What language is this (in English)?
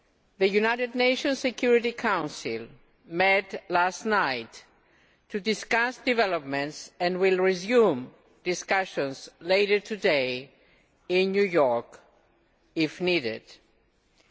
English